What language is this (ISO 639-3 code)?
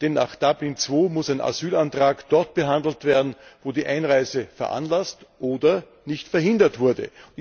deu